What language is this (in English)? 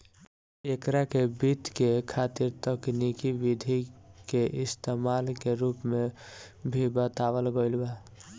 Bhojpuri